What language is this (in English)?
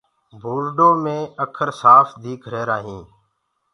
Gurgula